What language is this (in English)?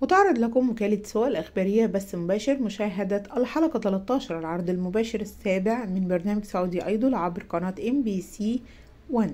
Arabic